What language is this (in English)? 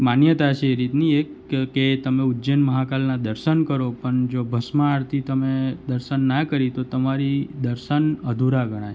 Gujarati